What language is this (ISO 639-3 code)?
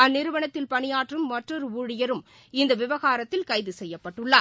tam